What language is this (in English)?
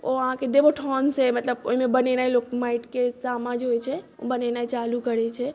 Maithili